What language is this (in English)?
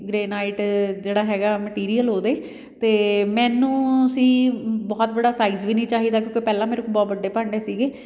Punjabi